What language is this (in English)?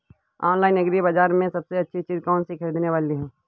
Hindi